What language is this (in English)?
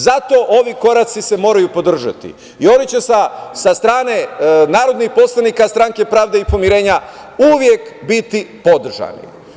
Serbian